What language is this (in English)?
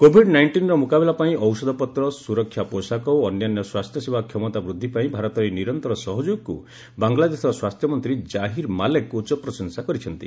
Odia